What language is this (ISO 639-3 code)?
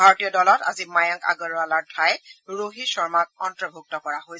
asm